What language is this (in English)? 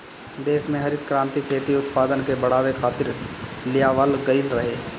Bhojpuri